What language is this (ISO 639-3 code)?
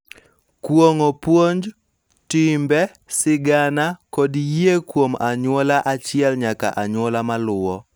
luo